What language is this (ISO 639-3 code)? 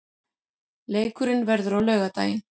isl